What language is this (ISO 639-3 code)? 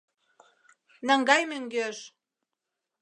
chm